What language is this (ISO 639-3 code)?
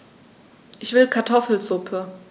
deu